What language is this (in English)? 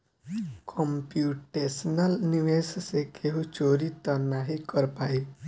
Bhojpuri